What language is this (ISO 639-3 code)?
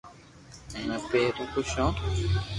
lrk